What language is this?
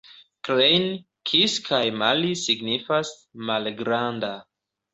Esperanto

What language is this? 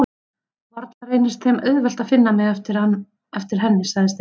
Icelandic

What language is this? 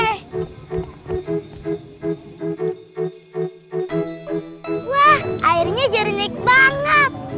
Indonesian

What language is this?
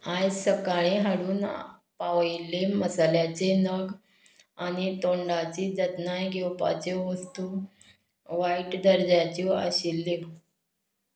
Konkani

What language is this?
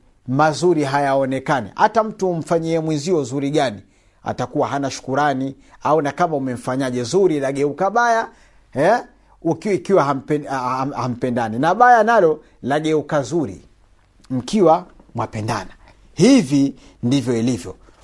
Swahili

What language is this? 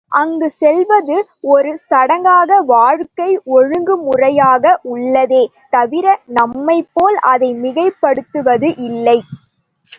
Tamil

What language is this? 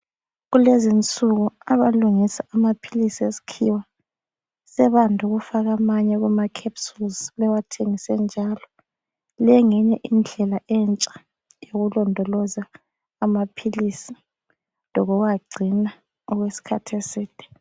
North Ndebele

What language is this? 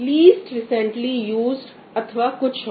Hindi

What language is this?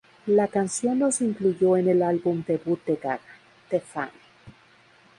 Spanish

